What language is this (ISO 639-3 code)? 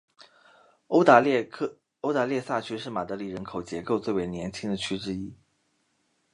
zho